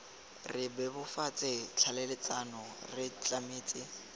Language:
Tswana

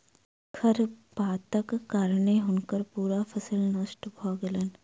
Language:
Maithili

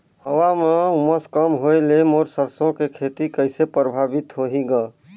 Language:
Chhattisgarhi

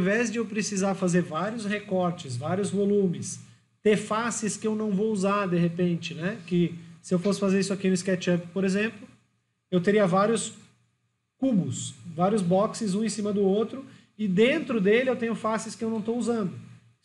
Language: Portuguese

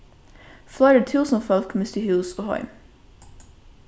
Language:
Faroese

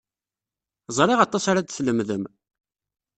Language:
Kabyle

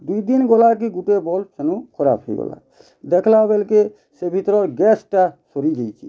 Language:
Odia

